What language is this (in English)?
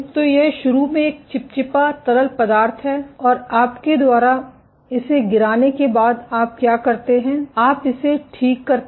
Hindi